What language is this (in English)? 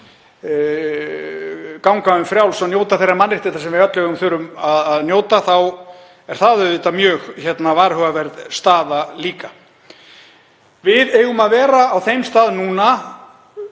Icelandic